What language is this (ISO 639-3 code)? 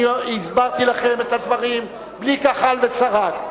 heb